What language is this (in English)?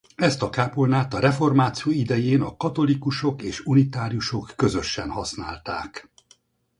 Hungarian